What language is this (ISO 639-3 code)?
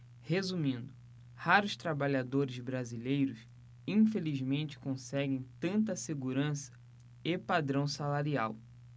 por